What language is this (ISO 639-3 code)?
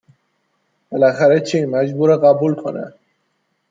fas